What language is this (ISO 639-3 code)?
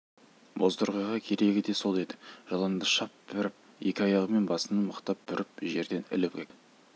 kaz